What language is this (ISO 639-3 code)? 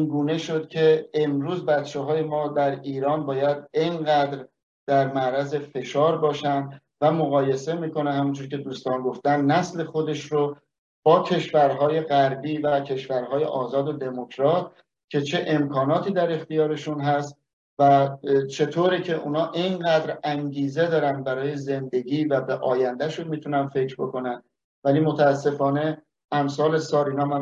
fas